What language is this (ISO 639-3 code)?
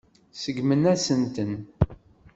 kab